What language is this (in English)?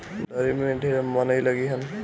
Bhojpuri